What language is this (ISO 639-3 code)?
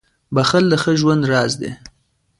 pus